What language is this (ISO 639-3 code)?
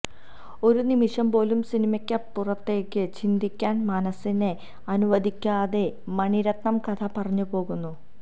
mal